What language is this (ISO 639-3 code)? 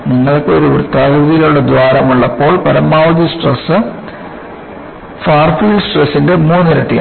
mal